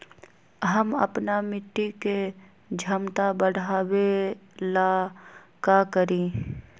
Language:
Magahi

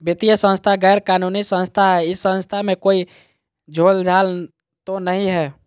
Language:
Magahi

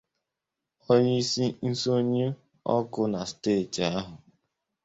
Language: Igbo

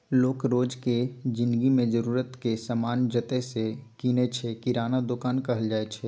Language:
Maithili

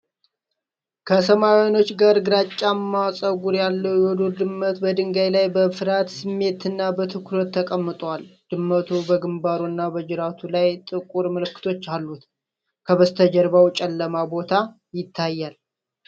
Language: Amharic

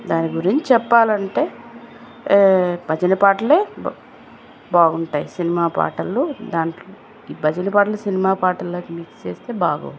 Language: Telugu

